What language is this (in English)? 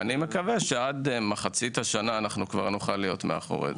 Hebrew